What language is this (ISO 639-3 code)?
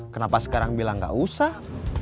ind